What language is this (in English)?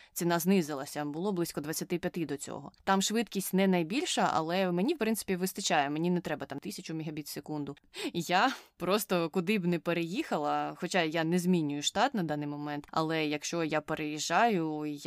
Ukrainian